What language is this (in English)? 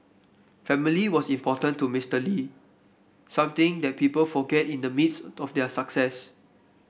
English